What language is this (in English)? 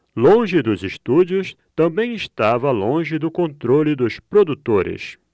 Portuguese